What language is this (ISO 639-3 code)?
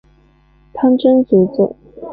zho